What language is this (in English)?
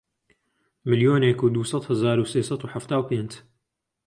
Central Kurdish